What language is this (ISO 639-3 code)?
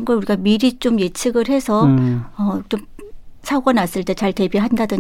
kor